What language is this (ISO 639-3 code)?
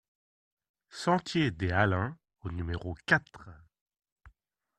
fra